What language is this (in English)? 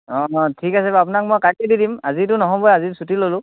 Assamese